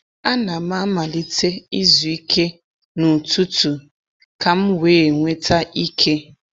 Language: Igbo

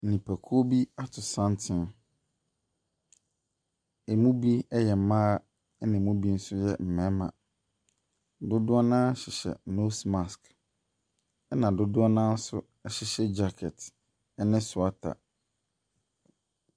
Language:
Akan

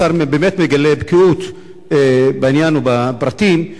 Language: Hebrew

